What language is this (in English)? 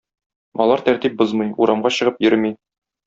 Tatar